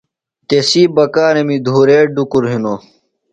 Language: Phalura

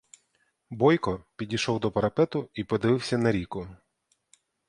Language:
Ukrainian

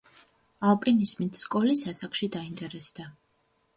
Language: Georgian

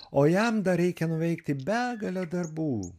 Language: Lithuanian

